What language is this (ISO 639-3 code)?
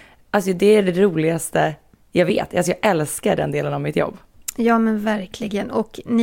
swe